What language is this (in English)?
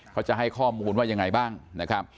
Thai